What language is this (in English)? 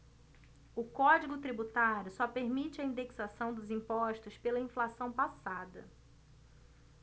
Portuguese